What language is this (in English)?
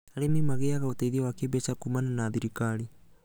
Kikuyu